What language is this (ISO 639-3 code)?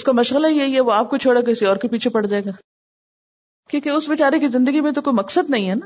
urd